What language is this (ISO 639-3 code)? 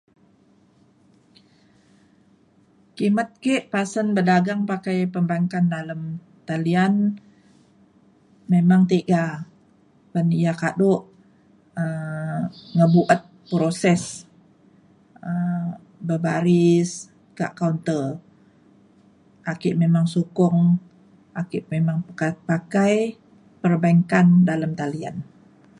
xkl